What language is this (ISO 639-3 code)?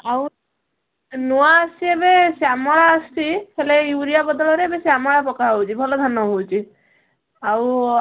ori